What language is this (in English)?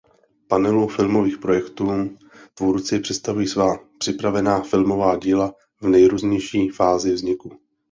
Czech